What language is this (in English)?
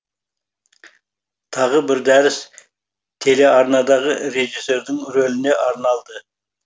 Kazakh